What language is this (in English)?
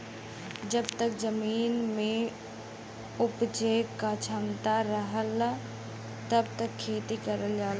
Bhojpuri